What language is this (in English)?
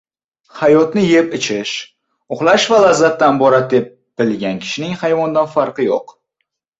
Uzbek